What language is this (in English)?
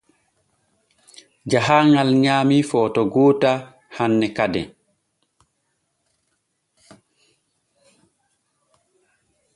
Borgu Fulfulde